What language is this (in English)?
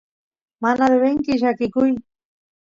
Santiago del Estero Quichua